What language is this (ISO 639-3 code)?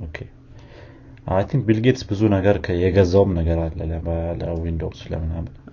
amh